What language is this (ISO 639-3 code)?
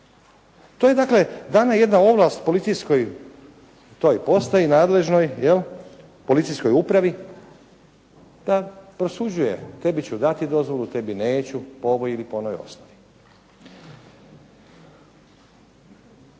hrv